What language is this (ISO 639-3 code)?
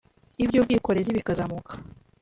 kin